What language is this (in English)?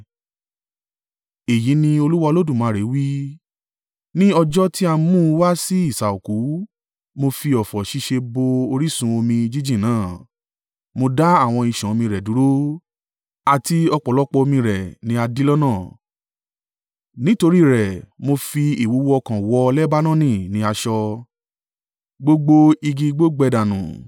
Yoruba